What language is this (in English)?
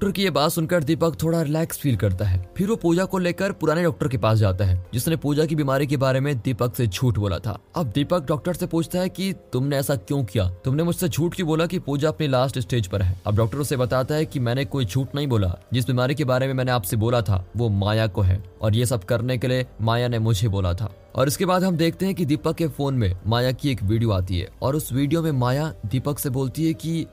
Hindi